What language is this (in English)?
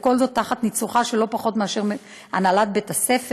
Hebrew